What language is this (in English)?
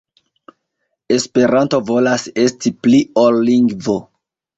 Esperanto